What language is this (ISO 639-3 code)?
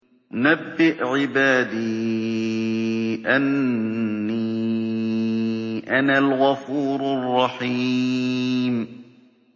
ara